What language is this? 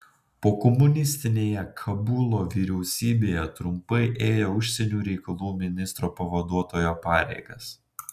Lithuanian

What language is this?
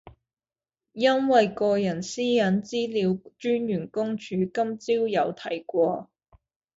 Cantonese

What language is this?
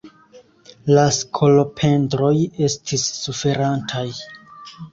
Esperanto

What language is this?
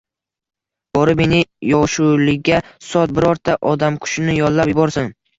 Uzbek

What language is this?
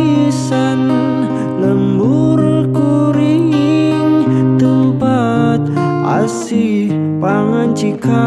Indonesian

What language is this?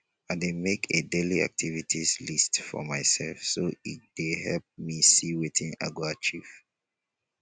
Nigerian Pidgin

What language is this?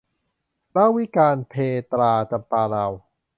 Thai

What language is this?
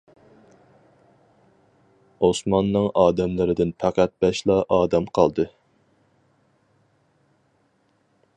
Uyghur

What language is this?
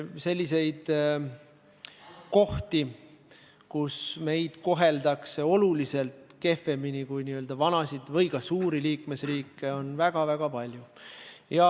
Estonian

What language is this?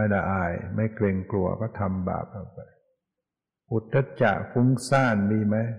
Thai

